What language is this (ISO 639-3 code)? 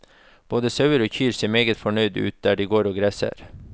nor